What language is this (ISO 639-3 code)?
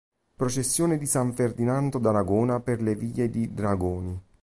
ita